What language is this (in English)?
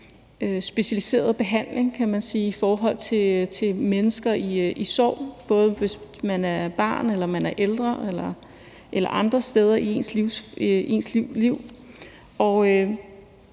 Danish